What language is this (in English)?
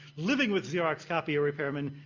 English